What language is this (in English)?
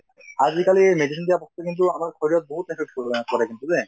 Assamese